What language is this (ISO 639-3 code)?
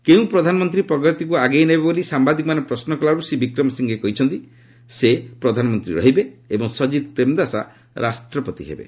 ori